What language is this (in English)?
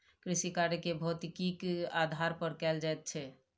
Maithili